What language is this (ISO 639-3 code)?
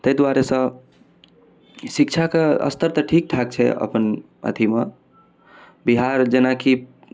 mai